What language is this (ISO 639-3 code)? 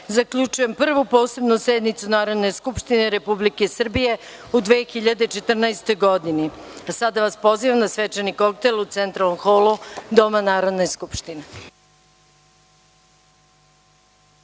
srp